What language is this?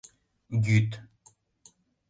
Mari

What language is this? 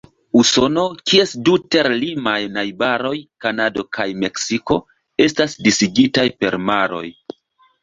Esperanto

